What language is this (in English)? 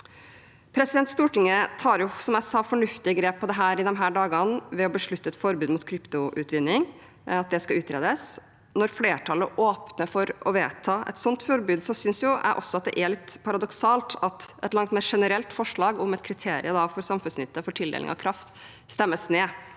Norwegian